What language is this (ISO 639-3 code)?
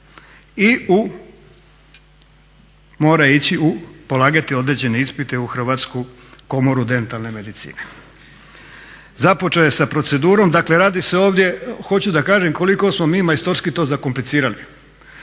hrv